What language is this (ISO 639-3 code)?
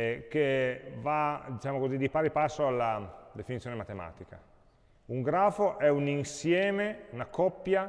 ita